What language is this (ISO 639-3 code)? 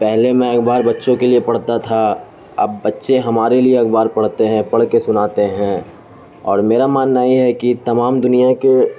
urd